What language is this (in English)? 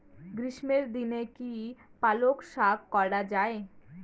Bangla